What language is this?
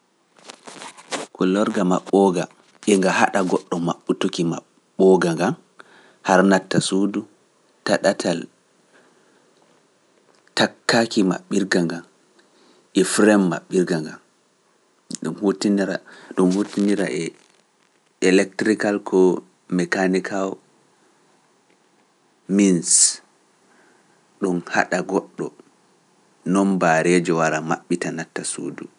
Pular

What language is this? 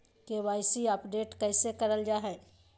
Magahi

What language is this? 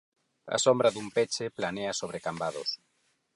Galician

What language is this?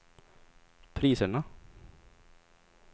Swedish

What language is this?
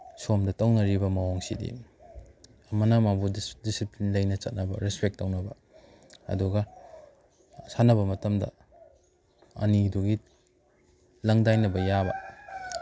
Manipuri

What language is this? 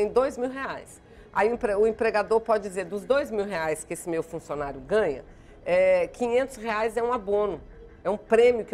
Portuguese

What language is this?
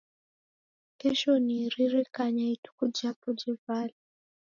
Taita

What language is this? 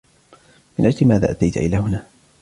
Arabic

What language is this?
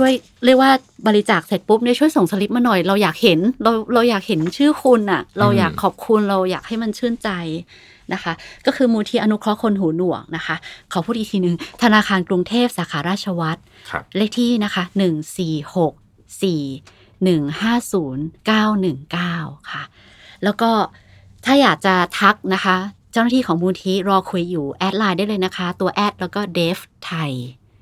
Thai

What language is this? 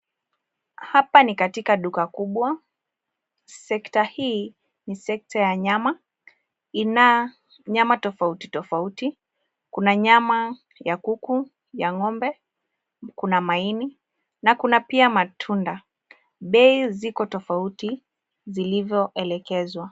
Swahili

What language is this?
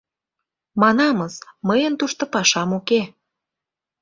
Mari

